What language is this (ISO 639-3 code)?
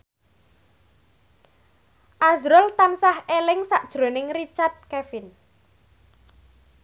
jav